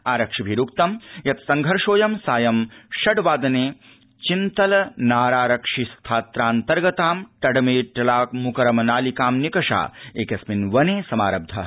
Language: Sanskrit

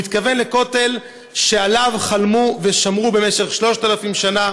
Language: Hebrew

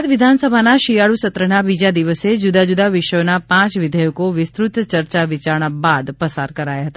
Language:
Gujarati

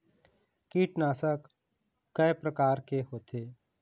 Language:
Chhattisgarhi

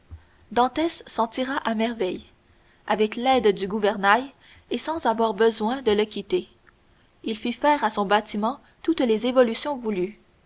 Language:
French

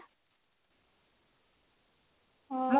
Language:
Odia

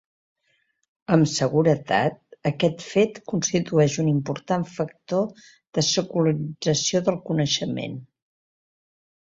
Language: Catalan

